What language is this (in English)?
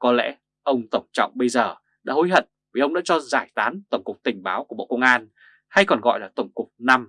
Vietnamese